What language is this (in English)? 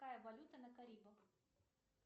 Russian